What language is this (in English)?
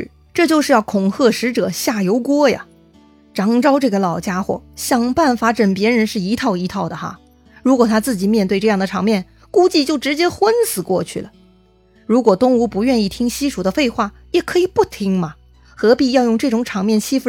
Chinese